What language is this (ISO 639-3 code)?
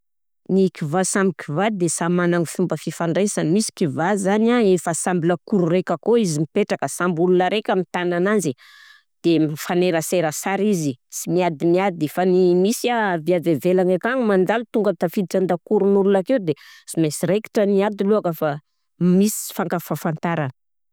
bzc